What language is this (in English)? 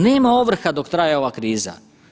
Croatian